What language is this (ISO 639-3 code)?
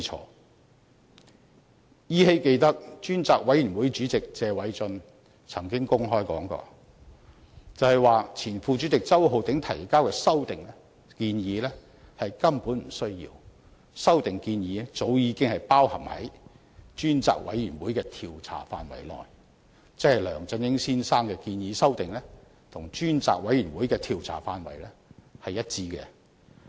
yue